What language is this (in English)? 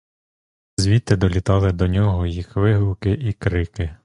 Ukrainian